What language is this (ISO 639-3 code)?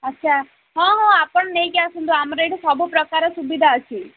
ori